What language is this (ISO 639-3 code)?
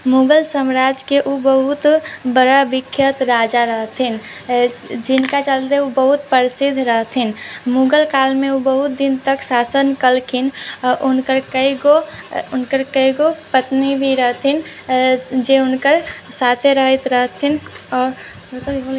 mai